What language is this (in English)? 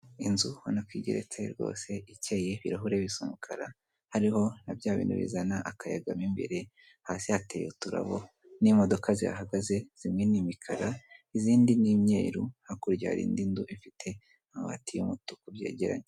Kinyarwanda